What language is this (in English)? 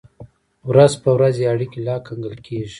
Pashto